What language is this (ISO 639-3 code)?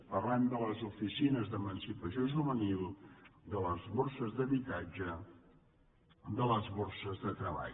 cat